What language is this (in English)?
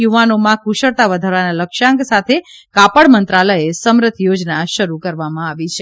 Gujarati